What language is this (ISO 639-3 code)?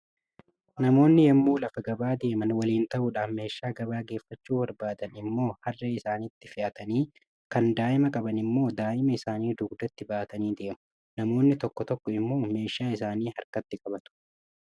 orm